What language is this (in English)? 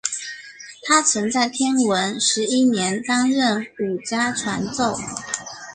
Chinese